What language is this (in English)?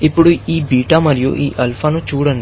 Telugu